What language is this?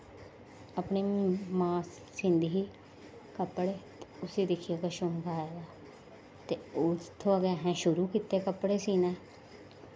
Dogri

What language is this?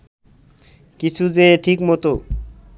Bangla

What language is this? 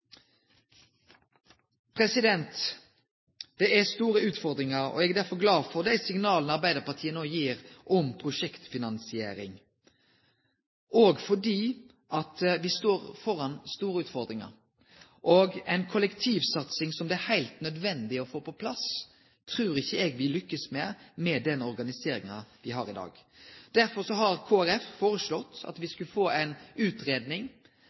Norwegian Nynorsk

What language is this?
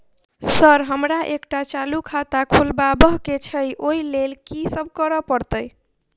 Maithili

